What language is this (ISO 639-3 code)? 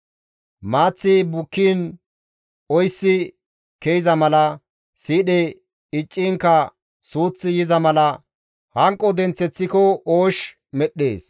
gmv